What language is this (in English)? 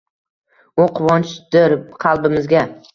Uzbek